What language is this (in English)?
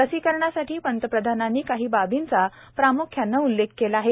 Marathi